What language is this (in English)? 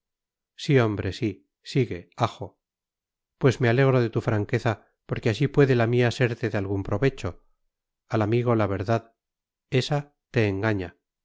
Spanish